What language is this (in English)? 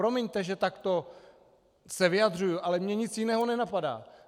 Czech